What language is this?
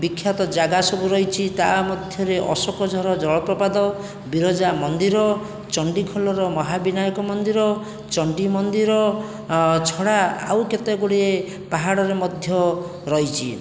Odia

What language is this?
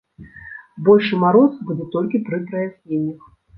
Belarusian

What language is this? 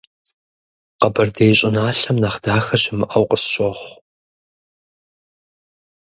Kabardian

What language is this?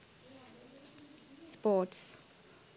Sinhala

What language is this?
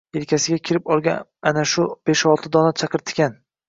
Uzbek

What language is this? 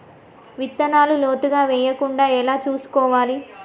Telugu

